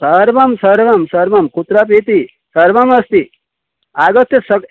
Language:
Sanskrit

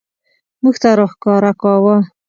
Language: Pashto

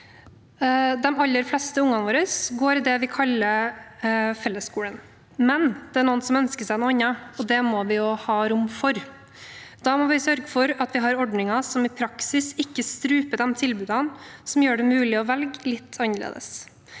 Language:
Norwegian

